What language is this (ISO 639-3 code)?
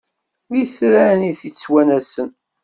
kab